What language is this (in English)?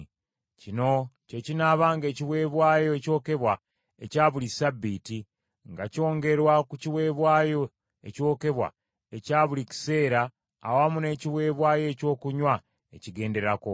Ganda